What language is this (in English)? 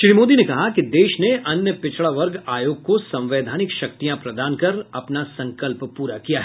Hindi